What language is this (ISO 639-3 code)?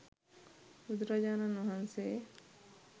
sin